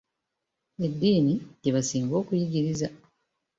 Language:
Ganda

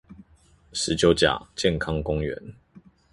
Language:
Chinese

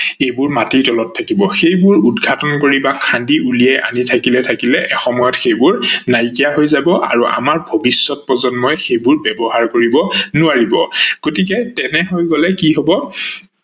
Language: Assamese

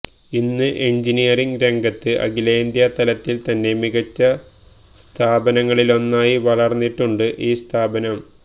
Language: Malayalam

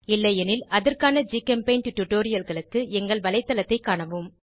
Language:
Tamil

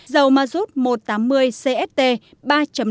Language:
Vietnamese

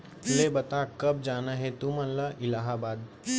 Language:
Chhattisgarhi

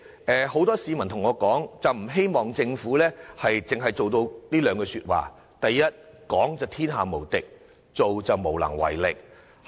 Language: Cantonese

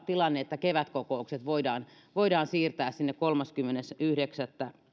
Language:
Finnish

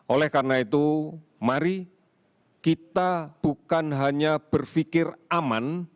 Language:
Indonesian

